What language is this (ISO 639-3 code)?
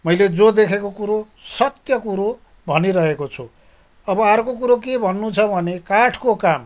nep